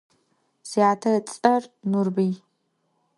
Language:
Adyghe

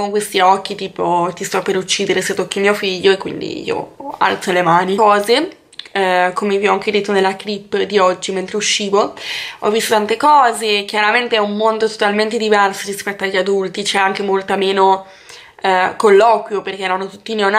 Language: Italian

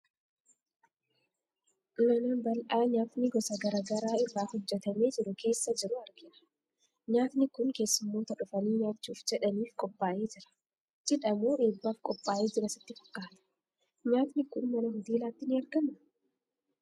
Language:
Oromo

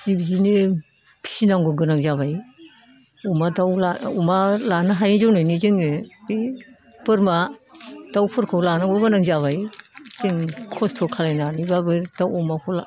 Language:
Bodo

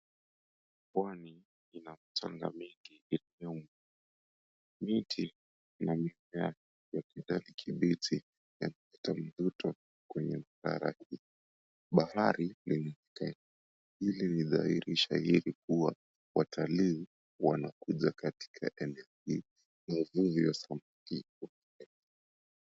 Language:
Swahili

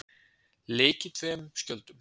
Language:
Icelandic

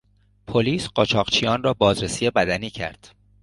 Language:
Persian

